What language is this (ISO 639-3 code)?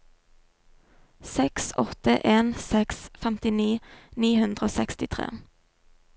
nor